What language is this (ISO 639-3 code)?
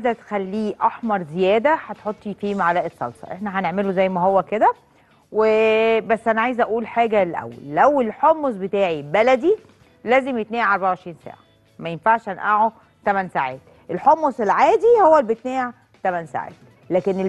ara